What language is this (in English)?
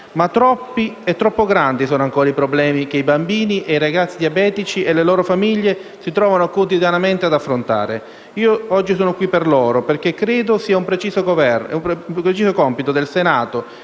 Italian